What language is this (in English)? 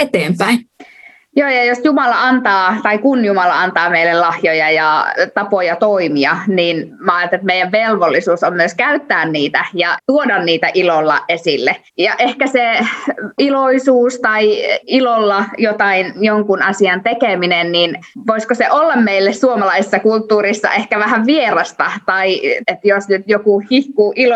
Finnish